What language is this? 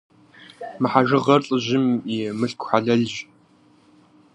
Kabardian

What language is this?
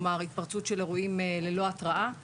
Hebrew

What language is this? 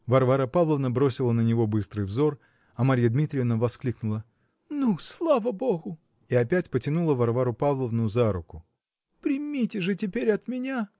Russian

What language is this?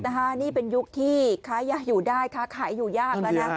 Thai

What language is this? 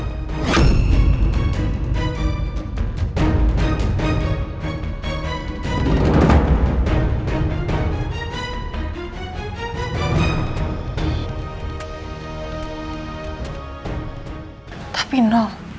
Indonesian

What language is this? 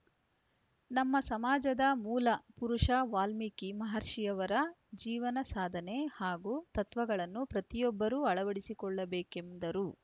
Kannada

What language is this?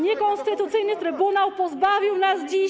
Polish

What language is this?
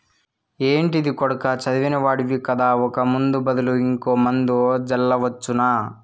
Telugu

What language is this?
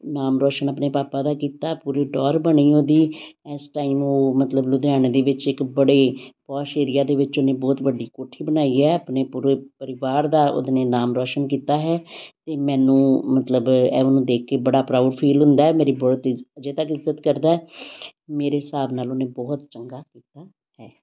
Punjabi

